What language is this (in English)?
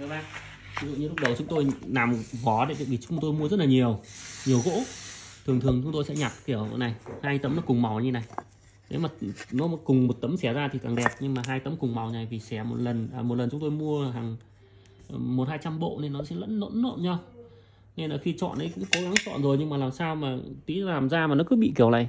Vietnamese